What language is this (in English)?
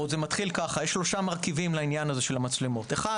Hebrew